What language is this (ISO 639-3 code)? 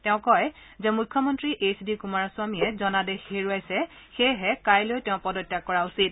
asm